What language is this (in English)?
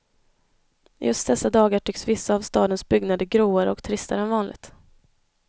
Swedish